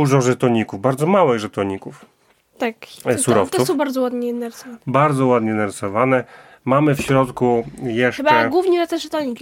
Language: Polish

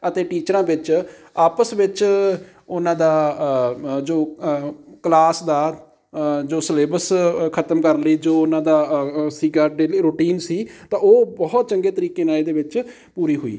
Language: Punjabi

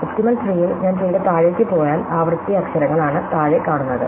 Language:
Malayalam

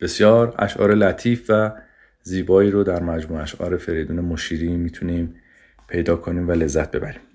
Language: Persian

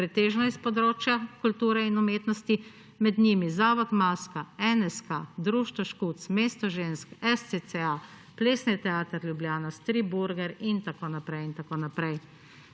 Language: Slovenian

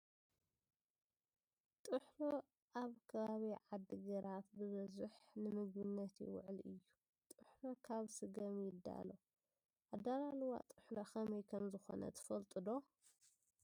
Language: Tigrinya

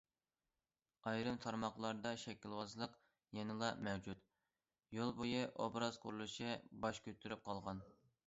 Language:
Uyghur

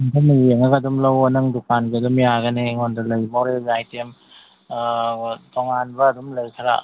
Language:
Manipuri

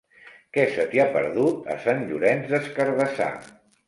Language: Catalan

